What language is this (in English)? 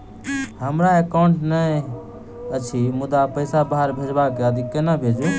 Maithili